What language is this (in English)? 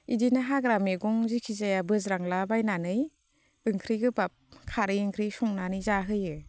Bodo